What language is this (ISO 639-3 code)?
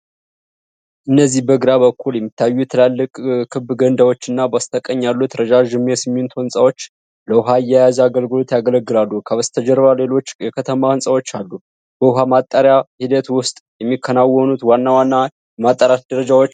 amh